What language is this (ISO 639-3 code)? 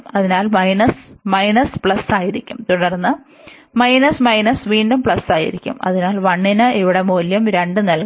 mal